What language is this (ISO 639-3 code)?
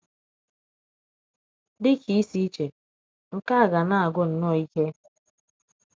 ibo